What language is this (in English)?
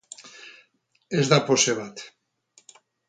Basque